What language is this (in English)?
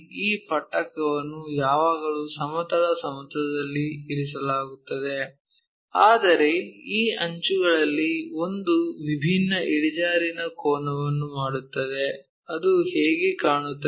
Kannada